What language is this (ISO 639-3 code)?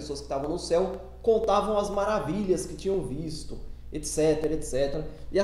por